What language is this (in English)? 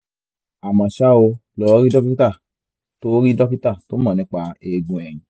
Yoruba